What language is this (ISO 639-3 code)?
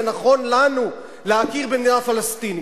heb